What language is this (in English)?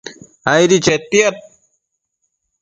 Matsés